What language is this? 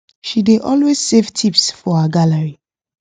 Nigerian Pidgin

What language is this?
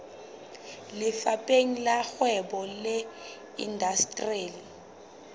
Southern Sotho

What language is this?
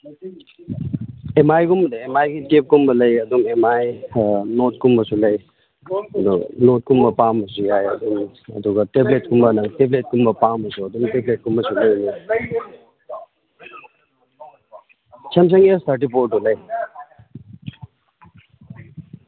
Manipuri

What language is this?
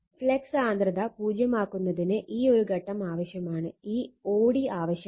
Malayalam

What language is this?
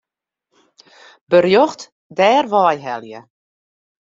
Western Frisian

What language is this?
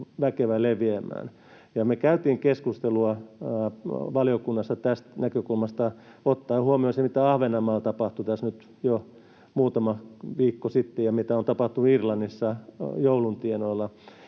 Finnish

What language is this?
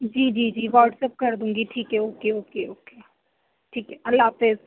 Urdu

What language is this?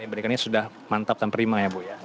Indonesian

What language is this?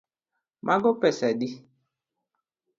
Luo (Kenya and Tanzania)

